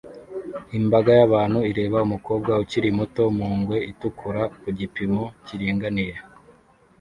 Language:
Kinyarwanda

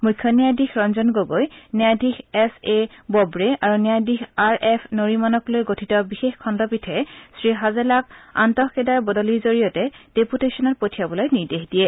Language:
Assamese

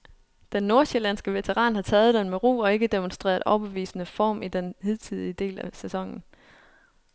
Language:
Danish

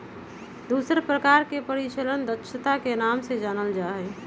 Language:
Magahi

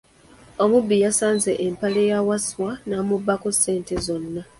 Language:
Ganda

